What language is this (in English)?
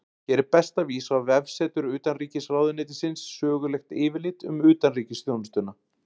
Icelandic